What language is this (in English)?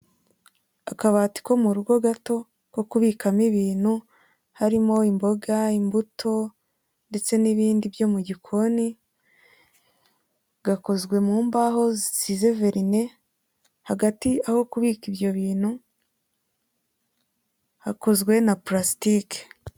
Kinyarwanda